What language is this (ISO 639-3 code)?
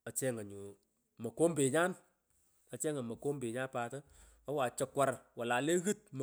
pko